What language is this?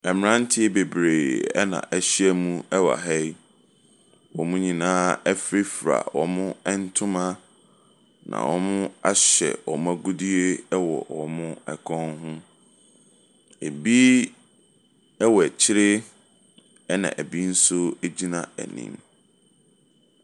Akan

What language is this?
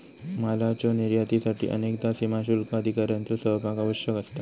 Marathi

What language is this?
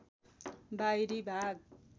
Nepali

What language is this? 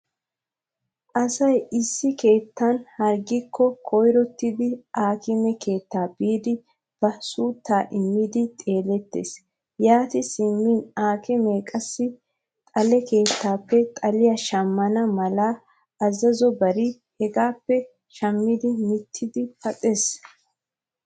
Wolaytta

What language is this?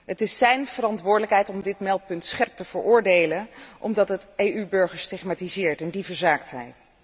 Dutch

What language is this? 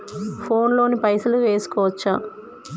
Telugu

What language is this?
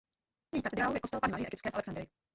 Czech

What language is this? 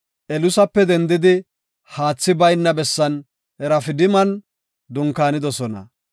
Gofa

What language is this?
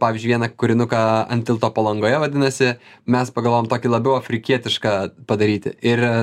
Lithuanian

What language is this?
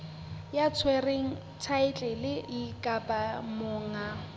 Southern Sotho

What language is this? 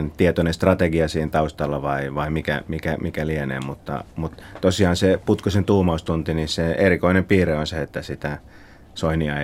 Finnish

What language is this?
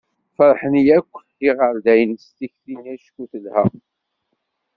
Kabyle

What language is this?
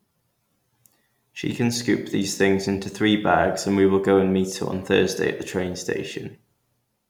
English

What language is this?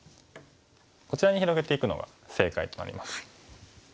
Japanese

